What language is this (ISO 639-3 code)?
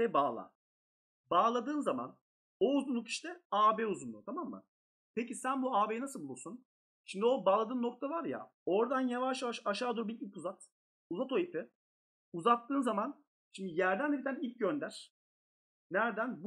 tur